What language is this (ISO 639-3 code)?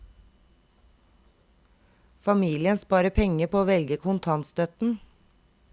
nor